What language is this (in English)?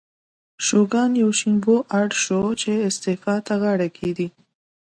Pashto